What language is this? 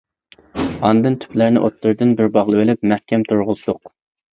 Uyghur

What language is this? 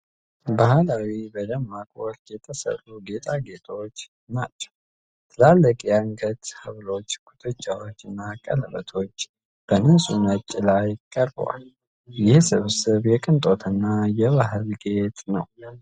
Amharic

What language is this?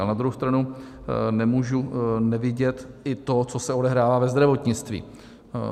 Czech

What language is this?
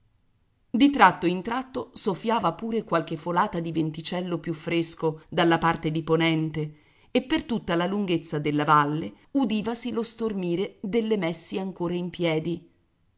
Italian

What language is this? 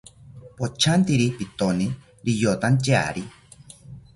South Ucayali Ashéninka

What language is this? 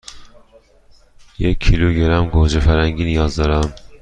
Persian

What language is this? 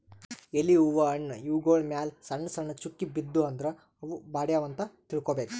Kannada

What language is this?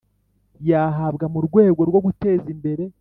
Kinyarwanda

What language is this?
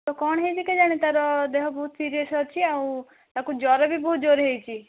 Odia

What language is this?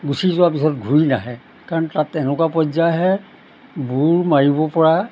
Assamese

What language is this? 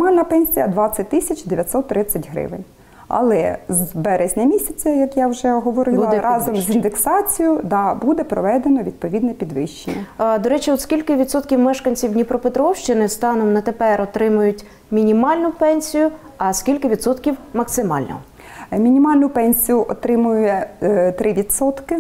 Ukrainian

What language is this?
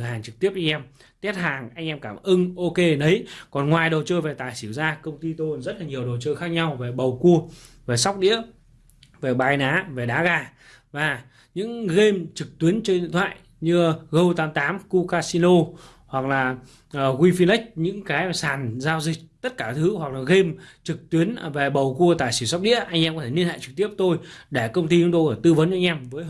Vietnamese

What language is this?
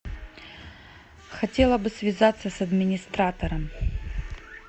Russian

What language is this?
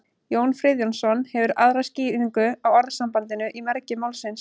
Icelandic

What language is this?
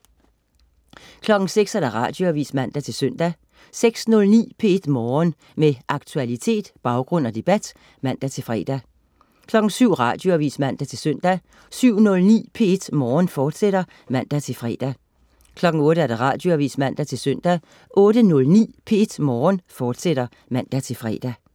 Danish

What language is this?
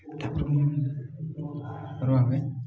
Odia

